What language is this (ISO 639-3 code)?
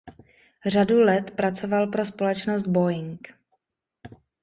ces